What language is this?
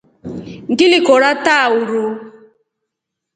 Rombo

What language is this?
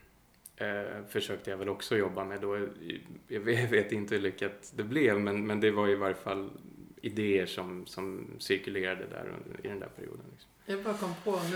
Swedish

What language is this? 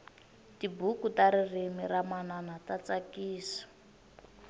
Tsonga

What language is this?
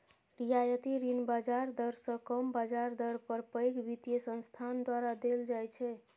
Maithili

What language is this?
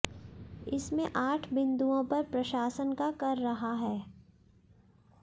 Hindi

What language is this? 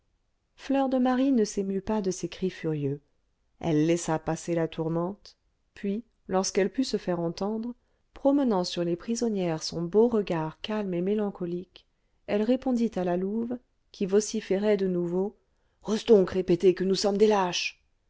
French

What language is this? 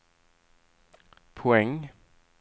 Swedish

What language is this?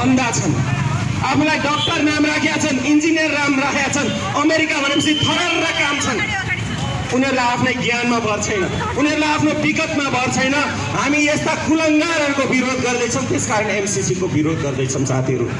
Nepali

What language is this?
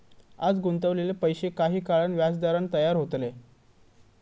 Marathi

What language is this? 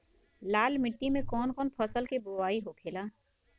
Bhojpuri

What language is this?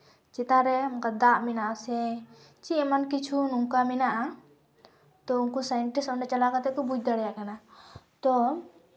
Santali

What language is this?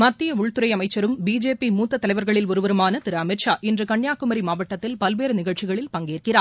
Tamil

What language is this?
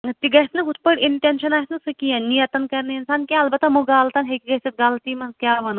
Kashmiri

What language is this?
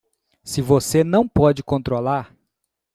Portuguese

